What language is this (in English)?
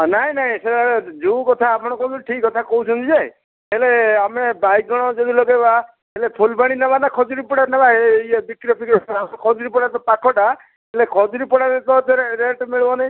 Odia